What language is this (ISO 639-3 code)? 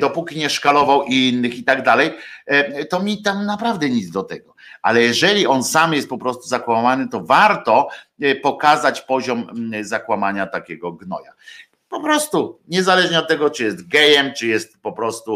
pol